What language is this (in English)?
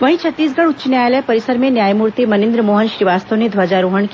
Hindi